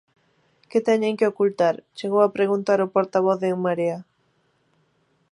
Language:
Galician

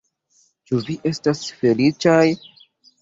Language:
Esperanto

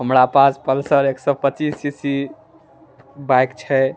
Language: Maithili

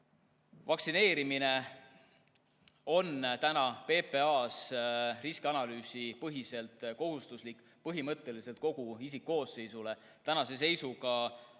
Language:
Estonian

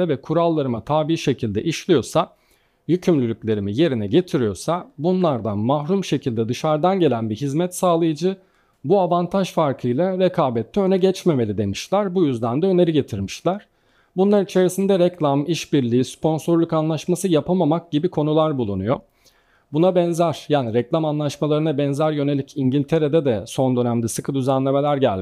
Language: Turkish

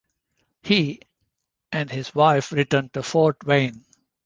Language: English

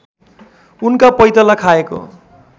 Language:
Nepali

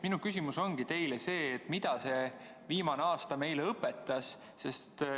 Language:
Estonian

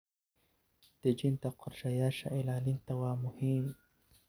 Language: Somali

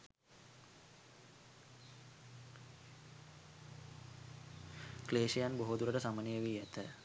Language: Sinhala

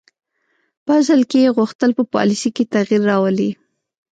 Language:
Pashto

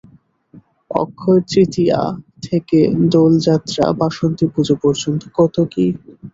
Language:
Bangla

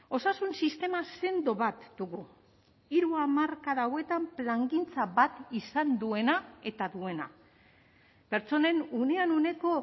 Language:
Basque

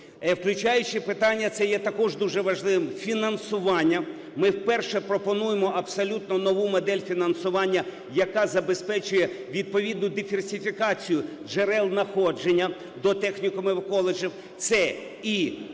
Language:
Ukrainian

